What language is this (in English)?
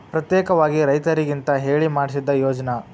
Kannada